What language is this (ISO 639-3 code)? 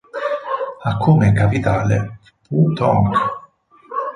ita